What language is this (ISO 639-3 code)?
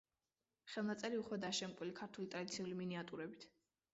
kat